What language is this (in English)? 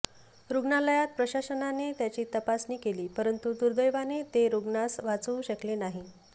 Marathi